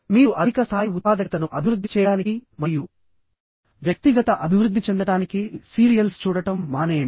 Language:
Telugu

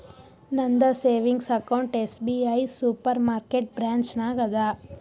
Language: Kannada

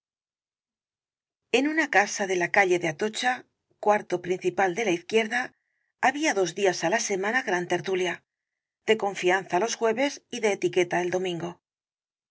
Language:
Spanish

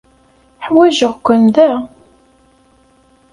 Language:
Kabyle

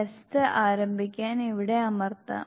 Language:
Malayalam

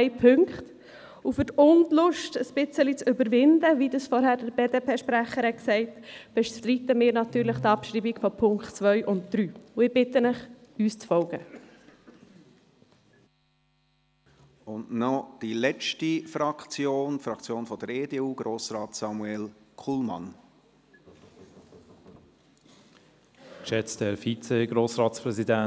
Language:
Swiss German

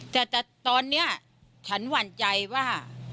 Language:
Thai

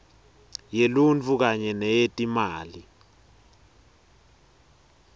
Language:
Swati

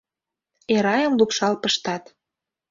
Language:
Mari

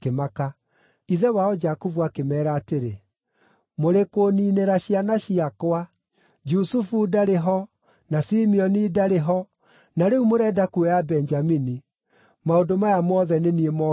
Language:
Kikuyu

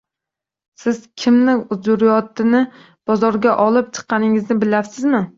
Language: Uzbek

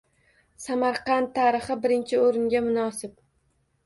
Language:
Uzbek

